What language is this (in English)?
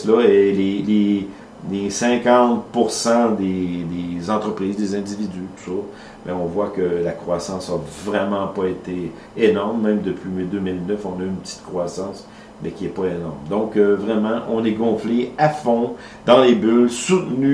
French